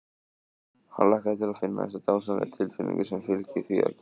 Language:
Icelandic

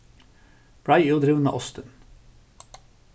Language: Faroese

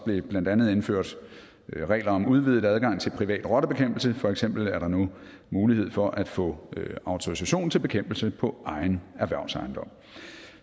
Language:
Danish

